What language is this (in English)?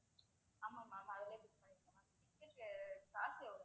Tamil